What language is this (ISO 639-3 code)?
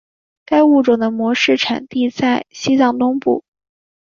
zho